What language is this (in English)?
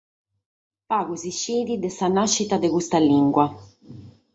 Sardinian